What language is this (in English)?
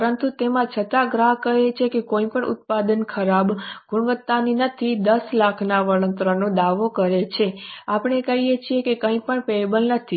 Gujarati